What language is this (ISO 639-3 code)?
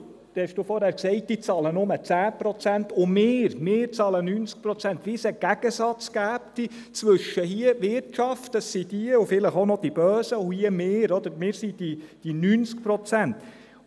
gsw